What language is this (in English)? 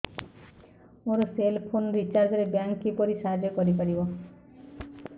Odia